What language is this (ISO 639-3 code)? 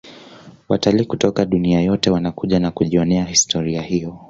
swa